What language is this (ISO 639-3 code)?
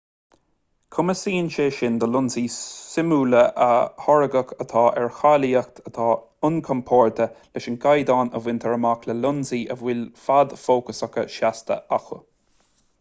gle